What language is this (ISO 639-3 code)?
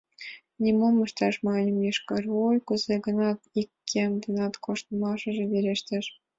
chm